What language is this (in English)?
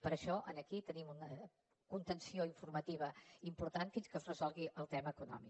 Catalan